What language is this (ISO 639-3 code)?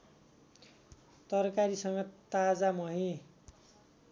nep